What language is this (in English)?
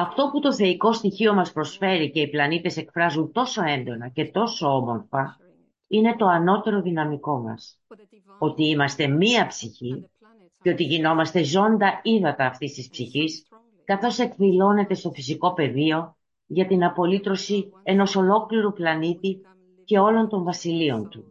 Greek